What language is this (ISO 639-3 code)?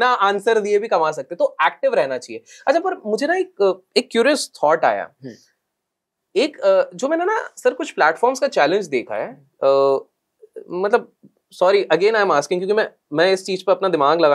hin